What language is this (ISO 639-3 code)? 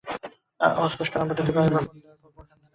ben